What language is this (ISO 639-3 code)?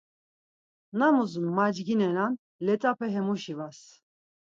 lzz